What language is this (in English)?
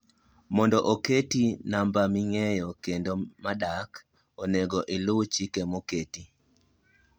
Luo (Kenya and Tanzania)